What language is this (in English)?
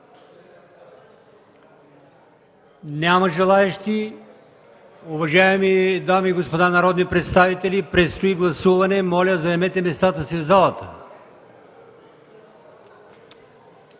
Bulgarian